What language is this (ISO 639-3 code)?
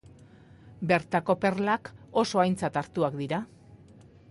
eus